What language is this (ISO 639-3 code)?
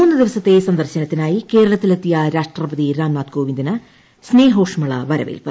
mal